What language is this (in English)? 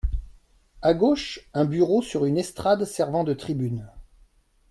French